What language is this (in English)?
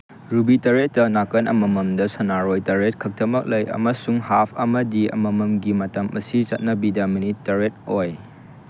Manipuri